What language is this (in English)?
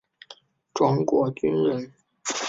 Chinese